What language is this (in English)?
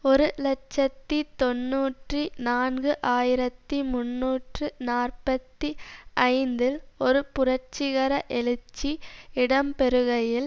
Tamil